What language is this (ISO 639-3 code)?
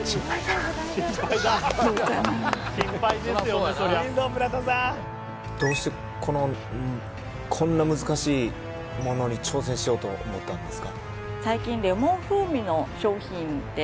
jpn